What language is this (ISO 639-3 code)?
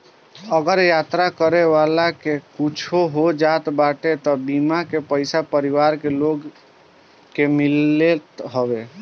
bho